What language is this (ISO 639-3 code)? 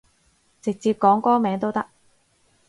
yue